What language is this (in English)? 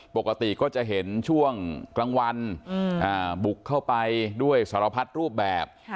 Thai